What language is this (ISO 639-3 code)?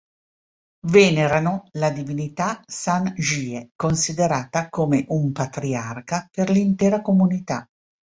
ita